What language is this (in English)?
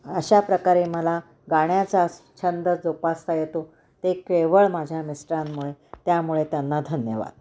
Marathi